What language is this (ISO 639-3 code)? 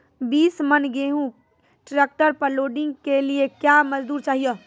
mai